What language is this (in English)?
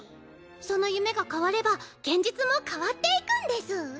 Japanese